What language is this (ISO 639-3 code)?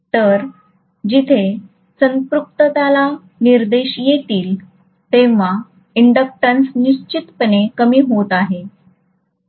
mar